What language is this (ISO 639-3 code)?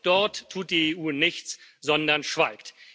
deu